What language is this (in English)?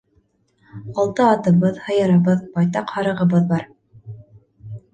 Bashkir